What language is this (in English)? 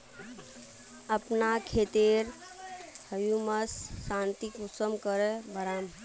Magahi